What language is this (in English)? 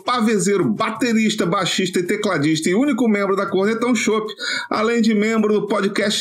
Portuguese